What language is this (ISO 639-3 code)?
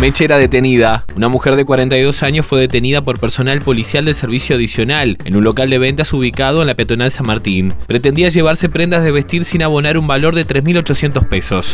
spa